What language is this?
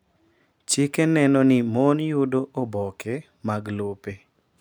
Luo (Kenya and Tanzania)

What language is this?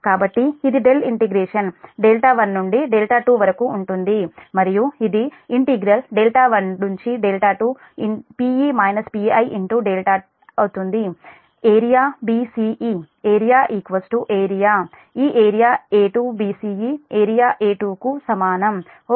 Telugu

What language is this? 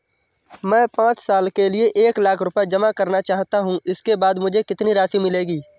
Hindi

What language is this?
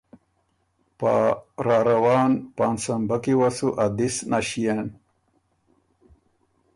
Ormuri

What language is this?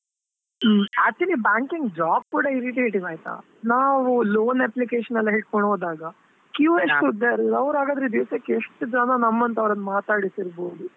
Kannada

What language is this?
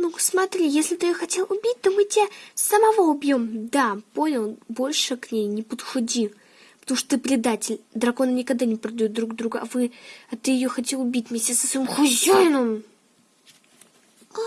Russian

